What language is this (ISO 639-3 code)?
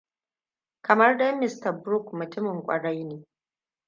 hau